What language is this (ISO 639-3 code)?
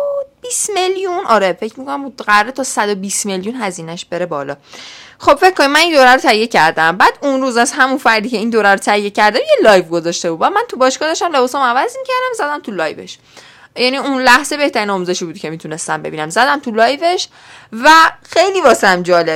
fas